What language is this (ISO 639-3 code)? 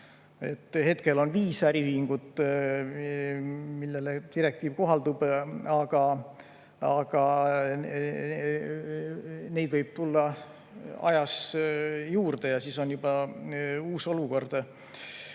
est